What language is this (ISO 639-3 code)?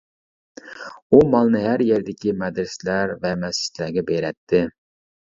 uig